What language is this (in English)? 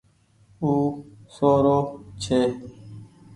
Goaria